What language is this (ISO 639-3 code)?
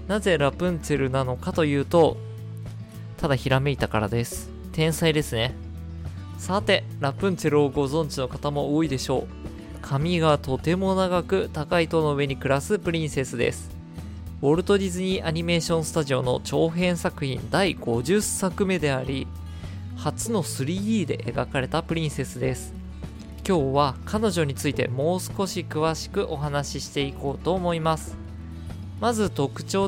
jpn